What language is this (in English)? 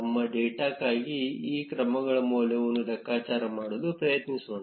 Kannada